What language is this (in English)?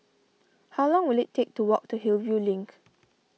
English